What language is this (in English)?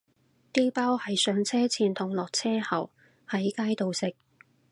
Cantonese